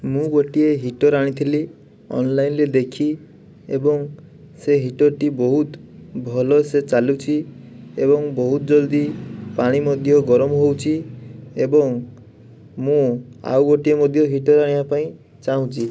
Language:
Odia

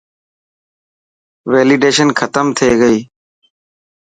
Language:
Dhatki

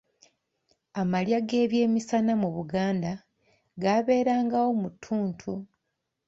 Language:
Ganda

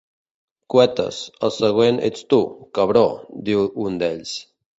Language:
Catalan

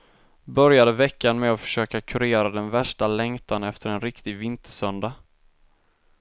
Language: Swedish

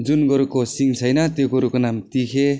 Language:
Nepali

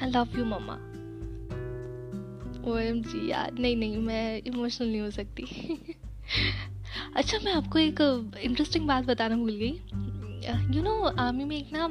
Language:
Hindi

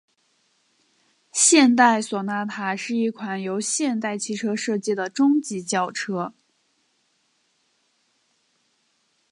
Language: Chinese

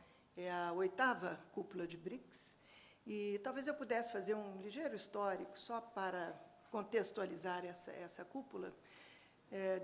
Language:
Portuguese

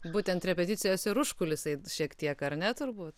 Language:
Lithuanian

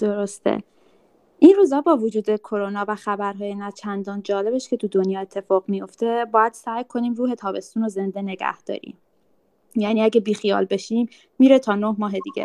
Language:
Persian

